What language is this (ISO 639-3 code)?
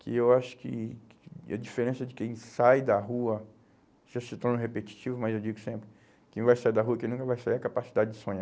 por